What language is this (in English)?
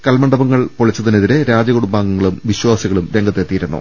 Malayalam